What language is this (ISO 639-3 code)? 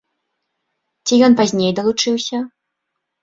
bel